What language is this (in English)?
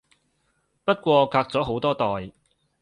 Cantonese